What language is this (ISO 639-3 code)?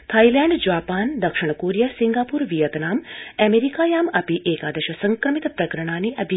san